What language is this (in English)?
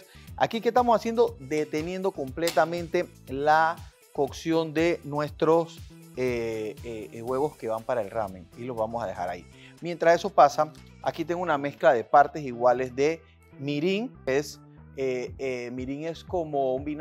Spanish